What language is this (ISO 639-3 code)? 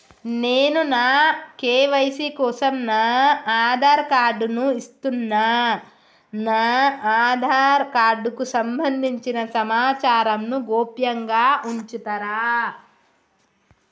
tel